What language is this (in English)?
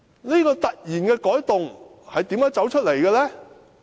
Cantonese